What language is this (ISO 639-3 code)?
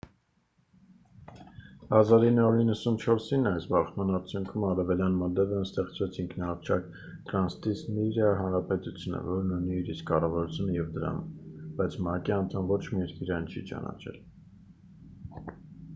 hye